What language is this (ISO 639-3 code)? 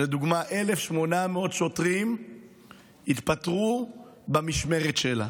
heb